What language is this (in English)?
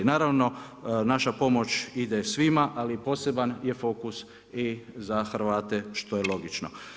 Croatian